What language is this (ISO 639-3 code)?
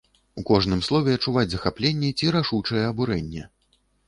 bel